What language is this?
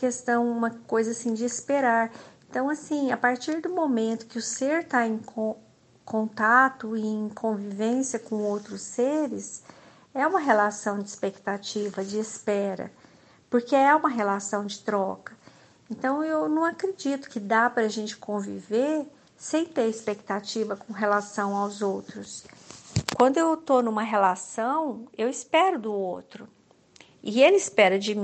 Portuguese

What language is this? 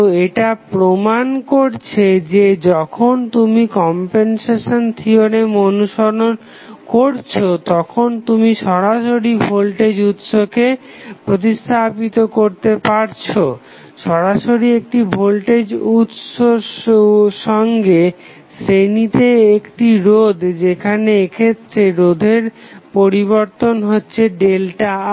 Bangla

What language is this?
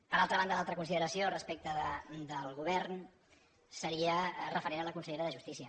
Catalan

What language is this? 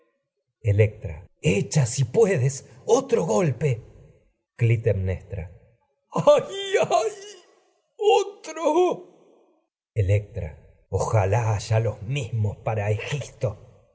Spanish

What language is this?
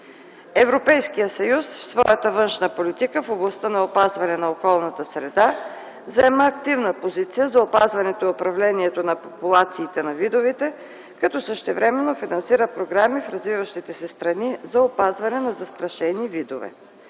Bulgarian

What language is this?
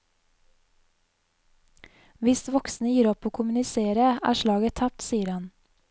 Norwegian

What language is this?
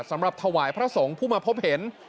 Thai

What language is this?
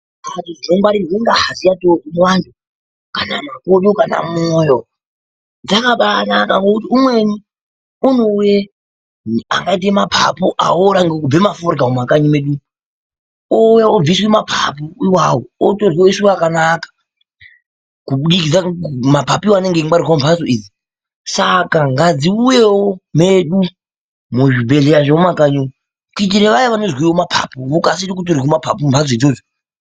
Ndau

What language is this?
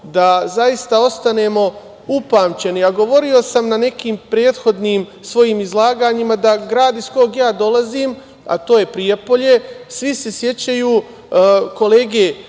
Serbian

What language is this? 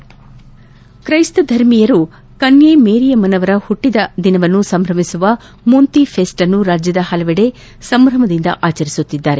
Kannada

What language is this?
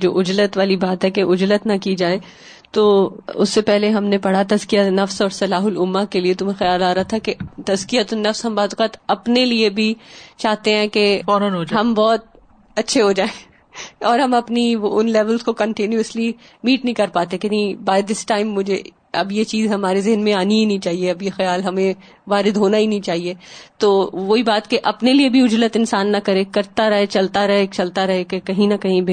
Urdu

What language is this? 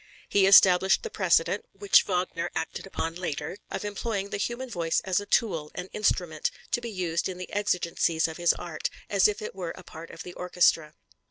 English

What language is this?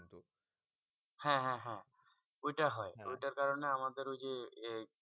Bangla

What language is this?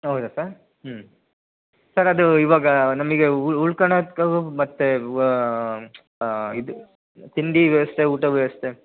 Kannada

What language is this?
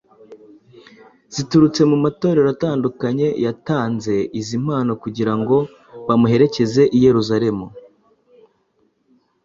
Kinyarwanda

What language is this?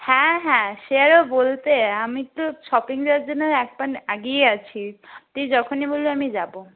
Bangla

